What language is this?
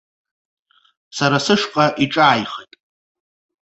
Abkhazian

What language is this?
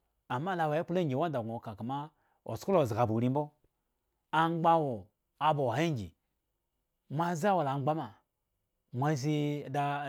Eggon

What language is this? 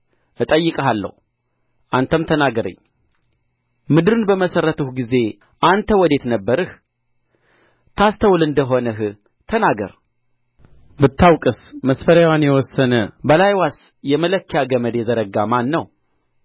Amharic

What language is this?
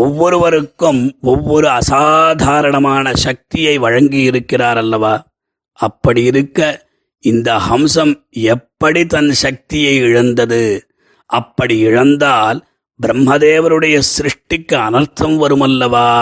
Tamil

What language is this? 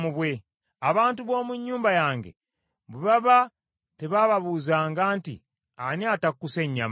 Ganda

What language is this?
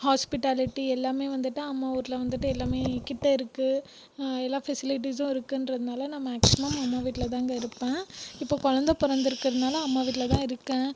Tamil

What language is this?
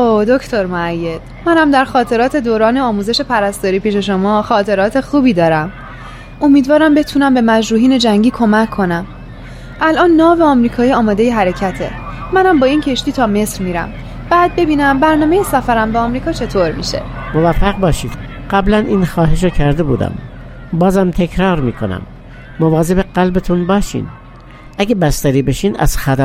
Persian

